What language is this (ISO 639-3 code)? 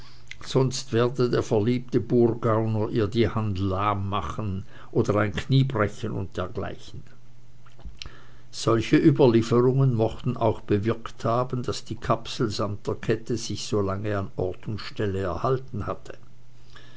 deu